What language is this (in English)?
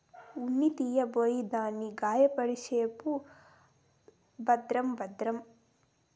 Telugu